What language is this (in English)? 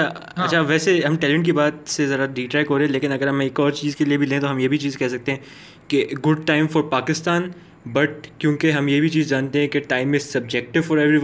Urdu